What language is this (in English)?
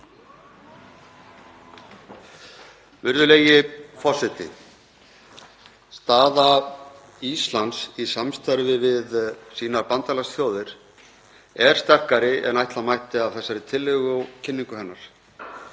Icelandic